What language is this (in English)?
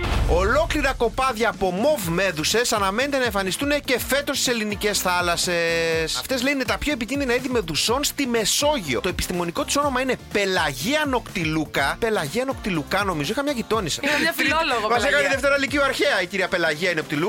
Greek